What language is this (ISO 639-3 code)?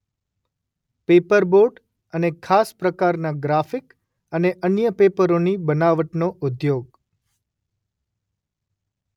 guj